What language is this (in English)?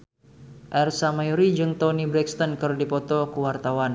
Sundanese